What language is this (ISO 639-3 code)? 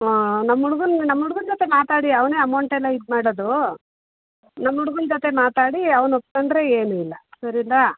kan